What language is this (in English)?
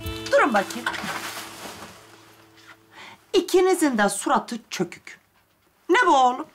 Turkish